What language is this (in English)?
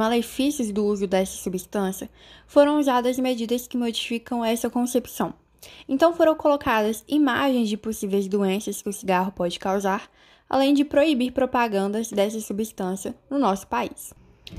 Portuguese